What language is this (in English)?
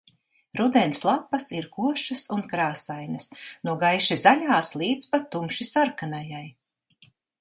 Latvian